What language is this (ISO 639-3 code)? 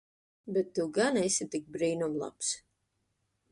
lav